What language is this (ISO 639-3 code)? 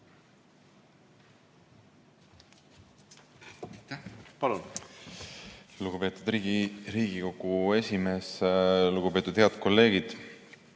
est